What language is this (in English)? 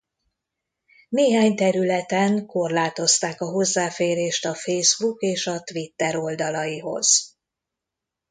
Hungarian